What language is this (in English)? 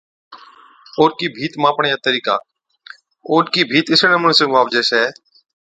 Od